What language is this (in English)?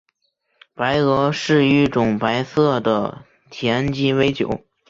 Chinese